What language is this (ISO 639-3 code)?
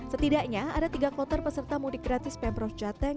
ind